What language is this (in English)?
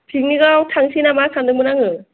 Bodo